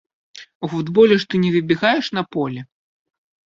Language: Belarusian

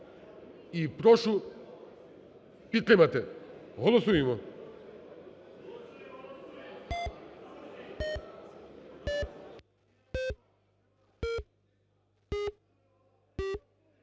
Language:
Ukrainian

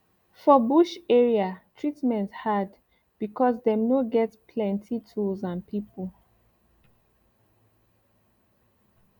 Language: Nigerian Pidgin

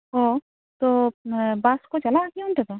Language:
Santali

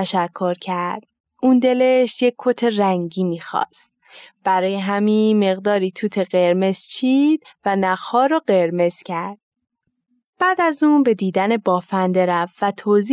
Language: Persian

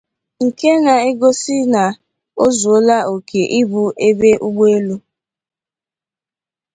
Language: Igbo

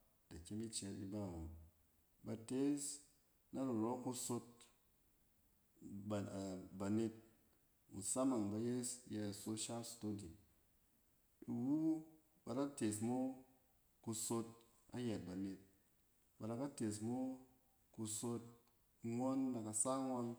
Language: Cen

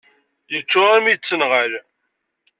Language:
Kabyle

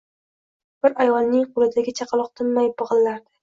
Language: Uzbek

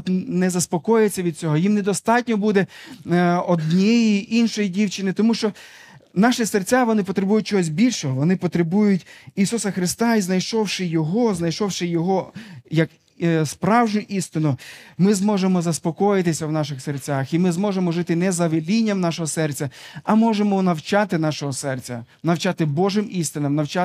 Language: Ukrainian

